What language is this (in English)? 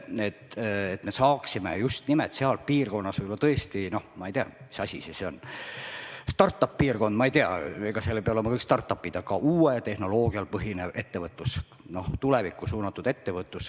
Estonian